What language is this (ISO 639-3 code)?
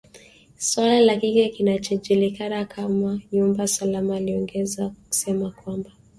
swa